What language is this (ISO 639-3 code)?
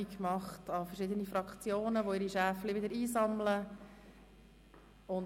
gsw